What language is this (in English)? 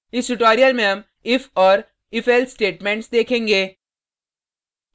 Hindi